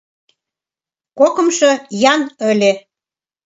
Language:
Mari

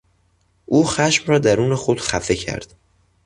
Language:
Persian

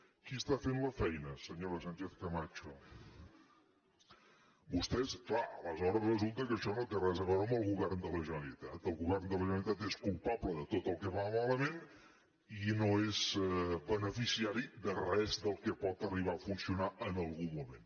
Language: Catalan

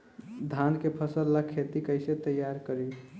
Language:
Bhojpuri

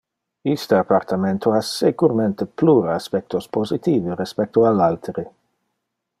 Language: Interlingua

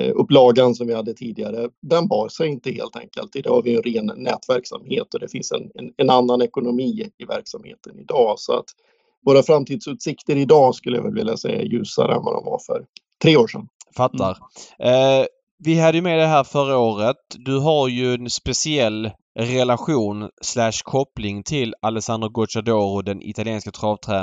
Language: Swedish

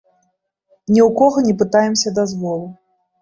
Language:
Belarusian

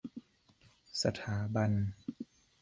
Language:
Thai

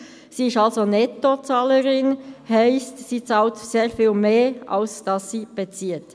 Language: Swiss German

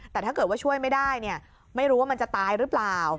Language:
Thai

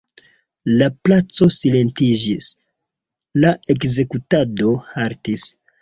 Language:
Esperanto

